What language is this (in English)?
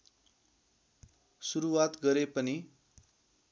Nepali